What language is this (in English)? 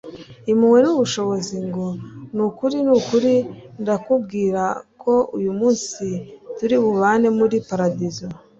Kinyarwanda